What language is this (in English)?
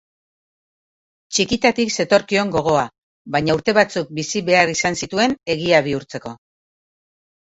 Basque